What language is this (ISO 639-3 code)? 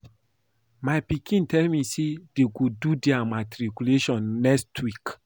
pcm